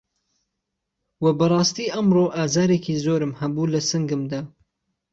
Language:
Central Kurdish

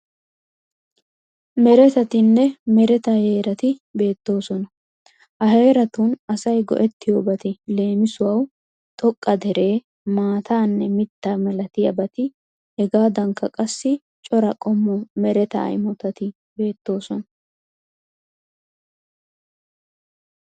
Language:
Wolaytta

